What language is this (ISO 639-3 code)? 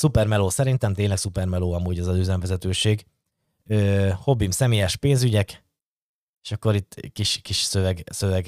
hun